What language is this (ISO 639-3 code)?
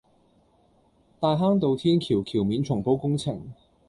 yue